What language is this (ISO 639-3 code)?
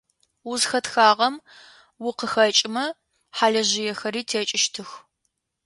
ady